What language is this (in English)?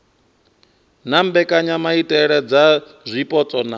Venda